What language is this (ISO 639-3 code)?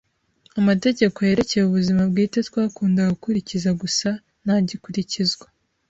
kin